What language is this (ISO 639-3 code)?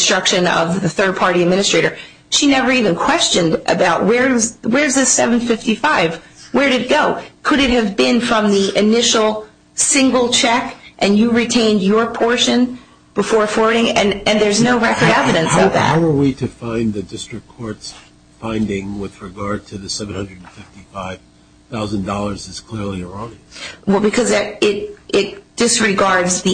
eng